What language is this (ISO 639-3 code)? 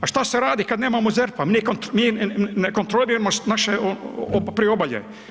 hrv